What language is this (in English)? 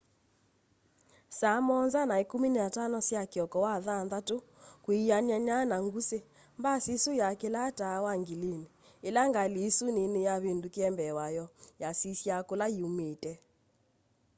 Kamba